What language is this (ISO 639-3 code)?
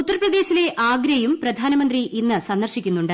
mal